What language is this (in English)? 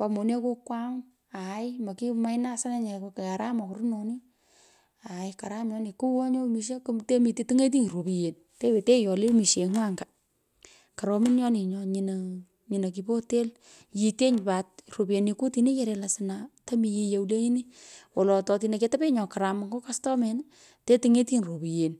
Pökoot